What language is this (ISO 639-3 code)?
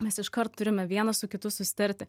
lit